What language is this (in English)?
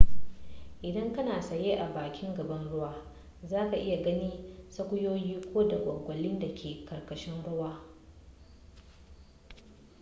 Hausa